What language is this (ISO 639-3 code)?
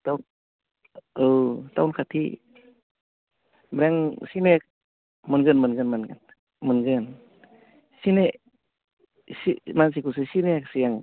brx